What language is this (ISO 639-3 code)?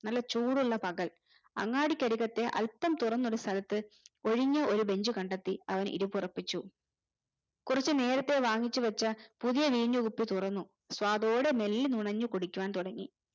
mal